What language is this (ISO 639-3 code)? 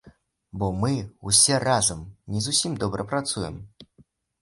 bel